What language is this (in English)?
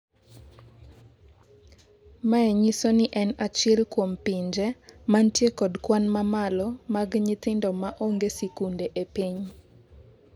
Luo (Kenya and Tanzania)